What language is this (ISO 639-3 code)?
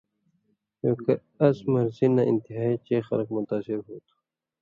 mvy